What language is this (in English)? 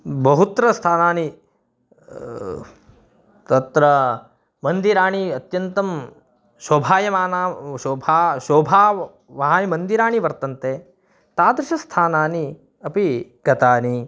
Sanskrit